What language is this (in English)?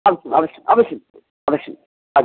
Sanskrit